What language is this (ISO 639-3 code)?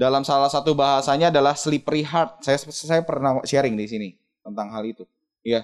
ind